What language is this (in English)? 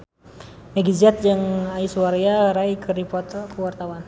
Sundanese